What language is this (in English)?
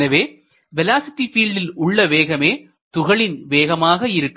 Tamil